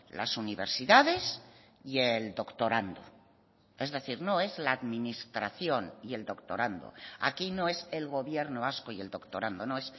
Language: Spanish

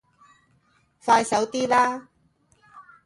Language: Cantonese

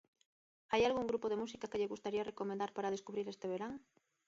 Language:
Galician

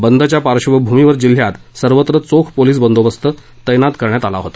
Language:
Marathi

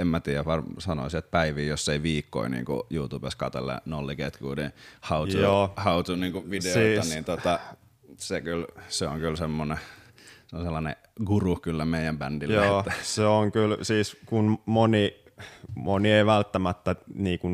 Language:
Finnish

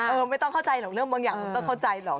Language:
Thai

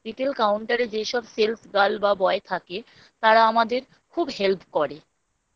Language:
Bangla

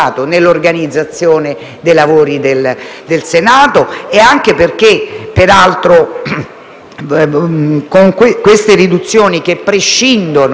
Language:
Italian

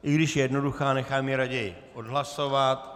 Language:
Czech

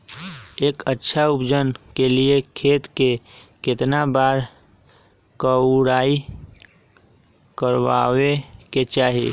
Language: Magahi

